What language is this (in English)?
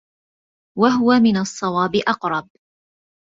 Arabic